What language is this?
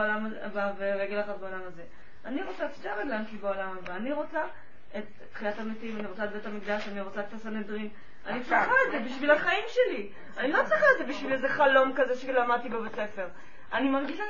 Hebrew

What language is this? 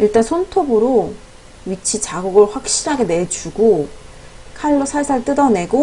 Korean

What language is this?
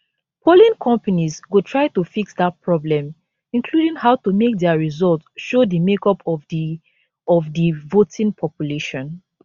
Nigerian Pidgin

